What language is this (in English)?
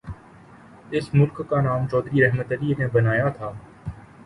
Urdu